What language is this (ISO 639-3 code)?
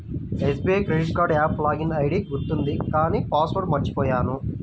tel